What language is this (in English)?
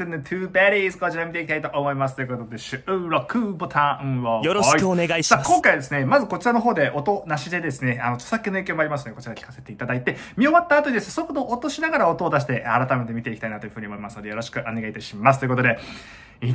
Japanese